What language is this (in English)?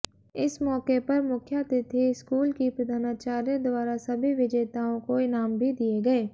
Hindi